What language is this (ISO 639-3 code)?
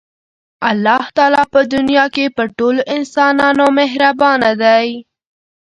pus